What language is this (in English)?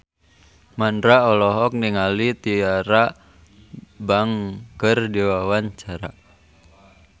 Sundanese